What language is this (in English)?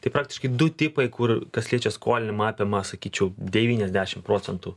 Lithuanian